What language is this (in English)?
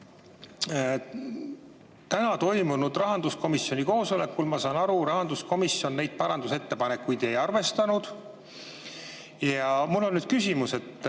Estonian